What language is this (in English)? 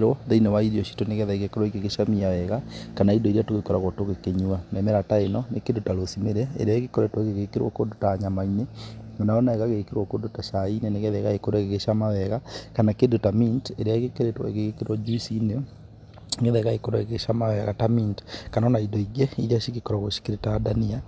Kikuyu